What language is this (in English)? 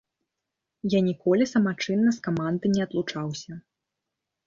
Belarusian